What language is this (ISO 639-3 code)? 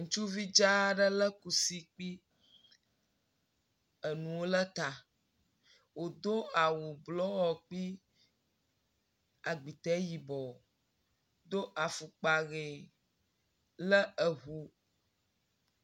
ewe